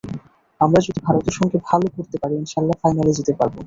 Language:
Bangla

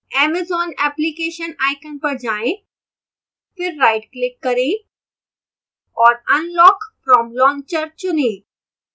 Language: Hindi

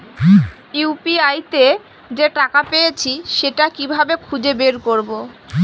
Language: Bangla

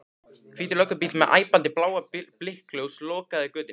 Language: Icelandic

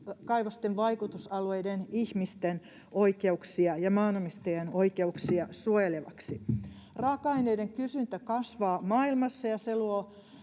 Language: Finnish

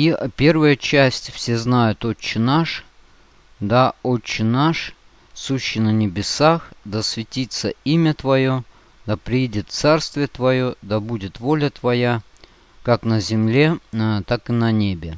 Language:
Russian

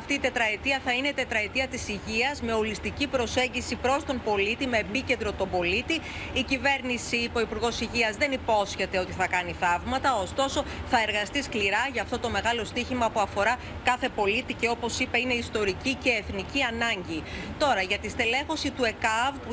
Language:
Greek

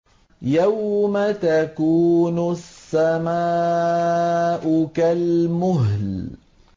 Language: Arabic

